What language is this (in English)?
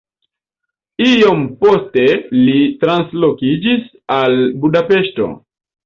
Esperanto